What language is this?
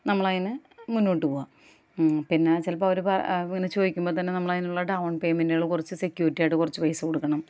Malayalam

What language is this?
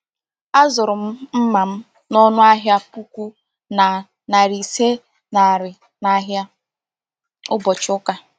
Igbo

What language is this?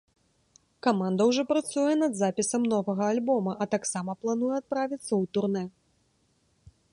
Belarusian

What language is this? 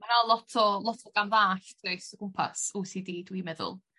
Welsh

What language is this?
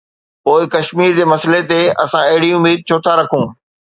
Sindhi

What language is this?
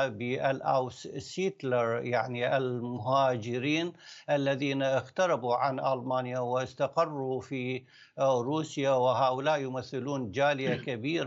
Arabic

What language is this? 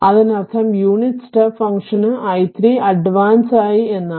Malayalam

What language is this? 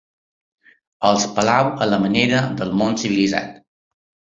Catalan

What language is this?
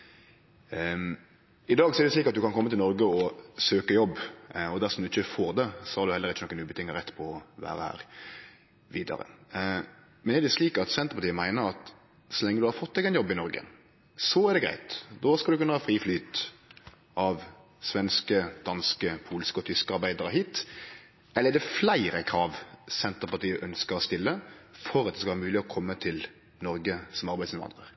Norwegian Nynorsk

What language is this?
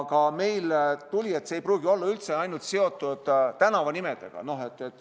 Estonian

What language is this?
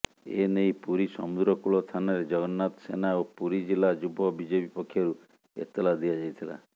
Odia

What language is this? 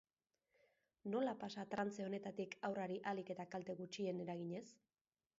Basque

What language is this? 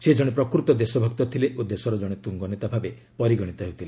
Odia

